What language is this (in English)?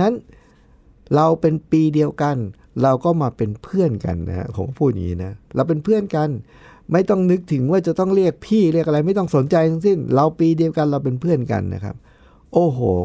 Thai